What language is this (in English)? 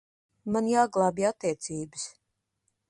Latvian